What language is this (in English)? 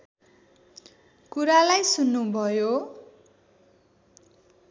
Nepali